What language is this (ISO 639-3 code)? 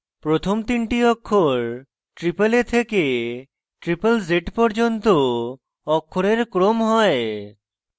ben